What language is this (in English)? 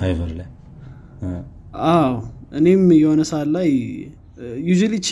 Amharic